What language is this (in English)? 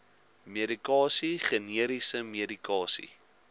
Afrikaans